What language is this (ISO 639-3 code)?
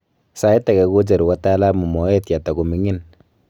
kln